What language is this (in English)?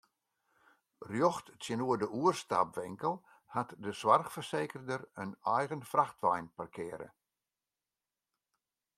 Western Frisian